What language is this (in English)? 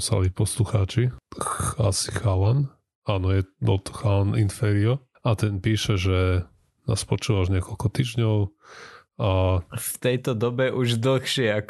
Slovak